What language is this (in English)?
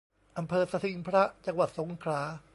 Thai